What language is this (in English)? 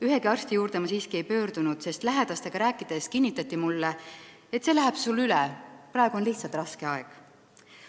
Estonian